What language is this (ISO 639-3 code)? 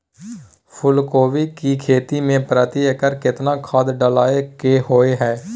mai